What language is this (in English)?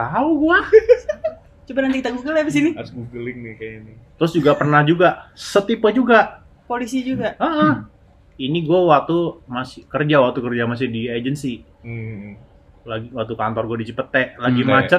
Indonesian